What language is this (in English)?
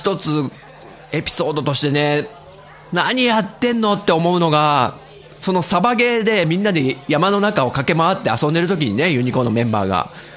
Japanese